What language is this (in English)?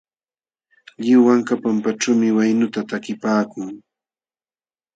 Jauja Wanca Quechua